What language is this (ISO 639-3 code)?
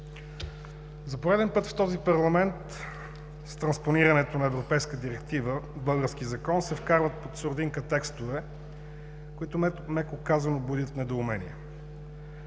bul